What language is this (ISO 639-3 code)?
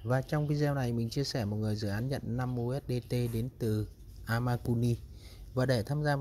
vie